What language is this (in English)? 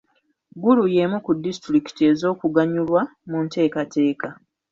Ganda